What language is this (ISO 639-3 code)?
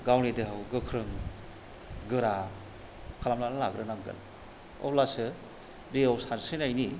brx